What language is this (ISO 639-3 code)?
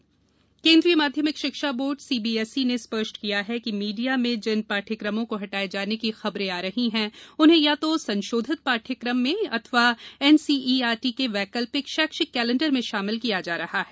hin